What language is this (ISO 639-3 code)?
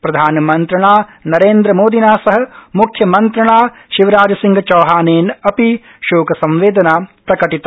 san